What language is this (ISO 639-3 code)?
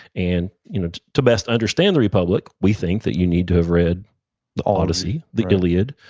eng